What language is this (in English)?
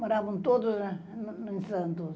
Portuguese